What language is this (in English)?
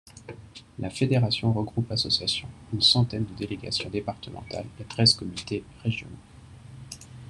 French